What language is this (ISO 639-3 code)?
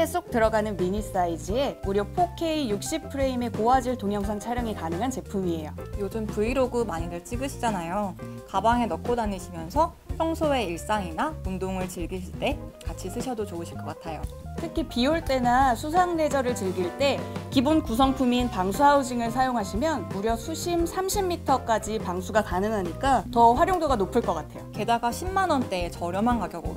kor